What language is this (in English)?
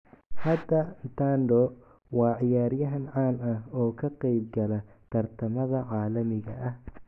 Somali